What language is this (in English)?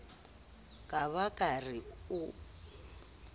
Southern Sotho